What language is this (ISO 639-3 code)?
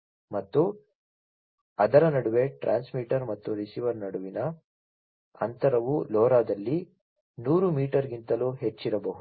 kan